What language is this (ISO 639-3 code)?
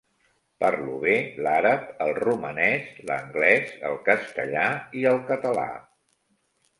cat